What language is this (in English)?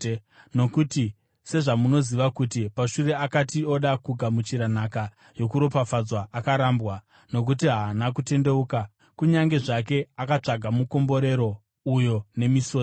Shona